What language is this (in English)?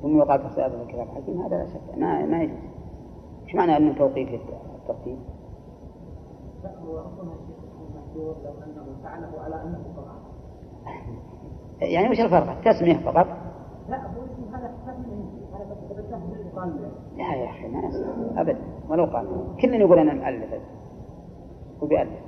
Arabic